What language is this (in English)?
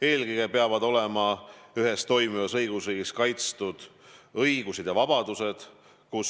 Estonian